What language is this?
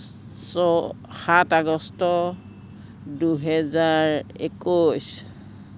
Assamese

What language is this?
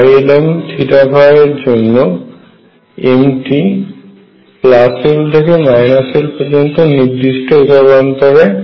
Bangla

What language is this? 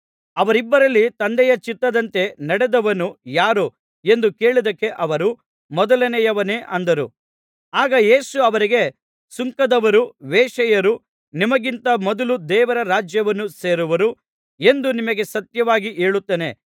Kannada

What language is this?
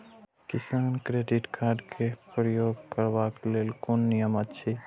Maithili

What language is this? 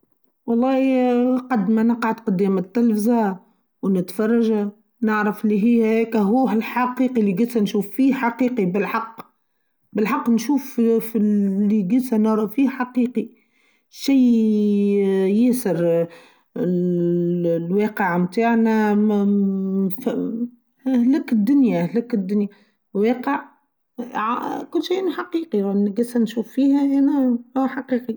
Tunisian Arabic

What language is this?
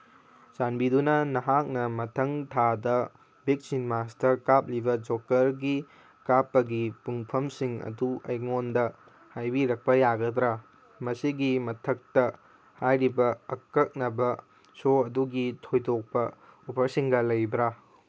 Manipuri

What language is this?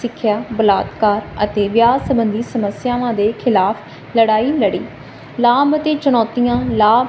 Punjabi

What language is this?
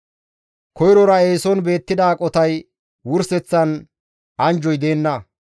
Gamo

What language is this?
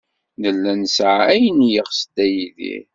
Kabyle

